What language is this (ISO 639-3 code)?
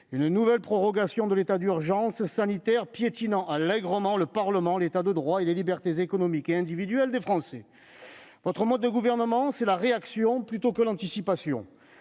fra